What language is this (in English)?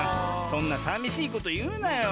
Japanese